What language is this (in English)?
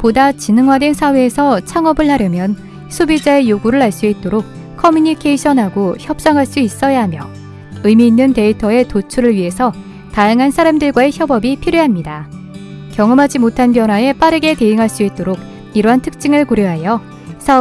Korean